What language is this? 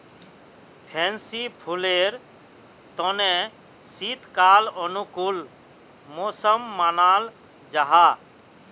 Magahi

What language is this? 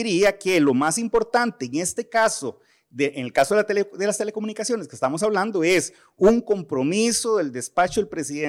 Spanish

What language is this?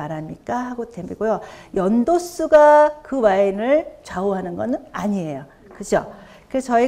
Korean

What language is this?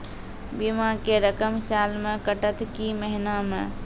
Maithili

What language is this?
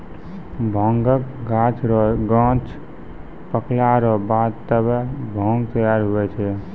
Maithili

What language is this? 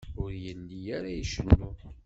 Kabyle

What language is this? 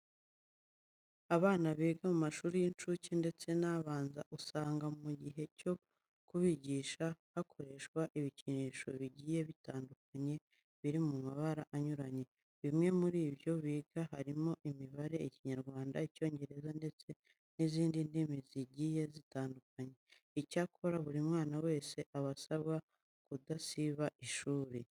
Kinyarwanda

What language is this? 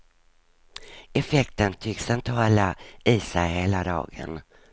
Swedish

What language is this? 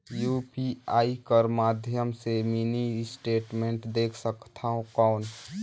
Chhattisgarhi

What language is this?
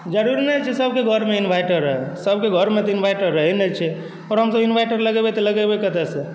Maithili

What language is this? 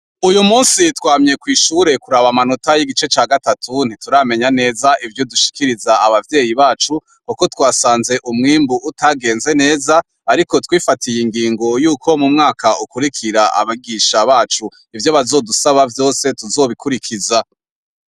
Rundi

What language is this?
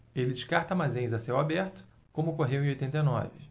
Portuguese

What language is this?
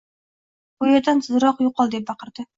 Uzbek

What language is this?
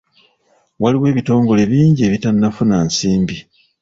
Ganda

